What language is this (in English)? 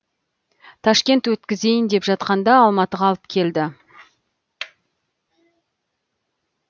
Kazakh